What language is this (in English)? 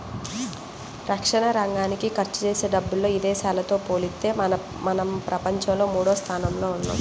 Telugu